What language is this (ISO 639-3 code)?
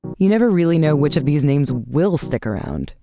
eng